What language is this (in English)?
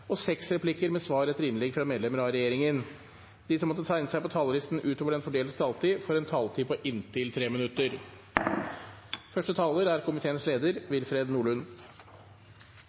Norwegian Nynorsk